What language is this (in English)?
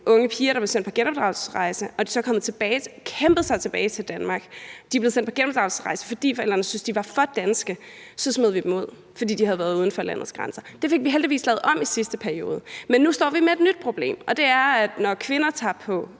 Danish